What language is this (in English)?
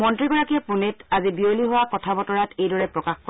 Assamese